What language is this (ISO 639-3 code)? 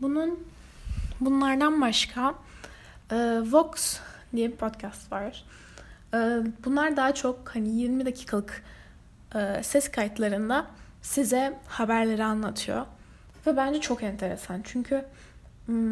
tur